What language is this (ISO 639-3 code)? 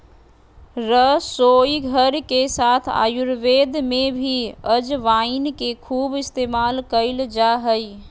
mag